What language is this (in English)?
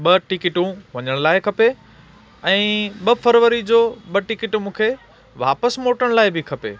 Sindhi